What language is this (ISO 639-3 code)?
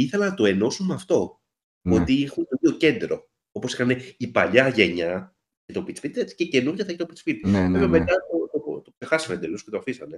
ell